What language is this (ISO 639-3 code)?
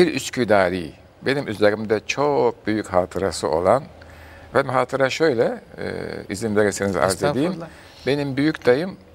tur